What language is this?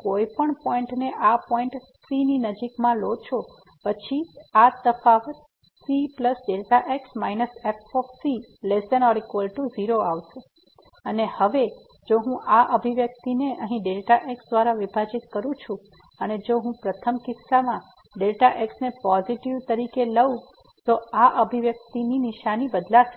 Gujarati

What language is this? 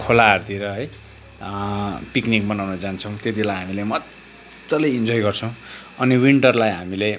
Nepali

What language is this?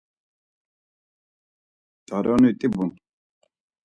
Laz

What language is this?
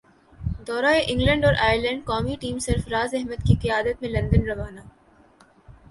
Urdu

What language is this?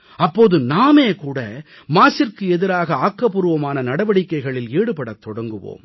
Tamil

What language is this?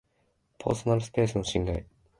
Japanese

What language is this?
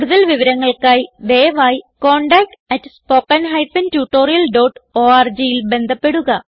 Malayalam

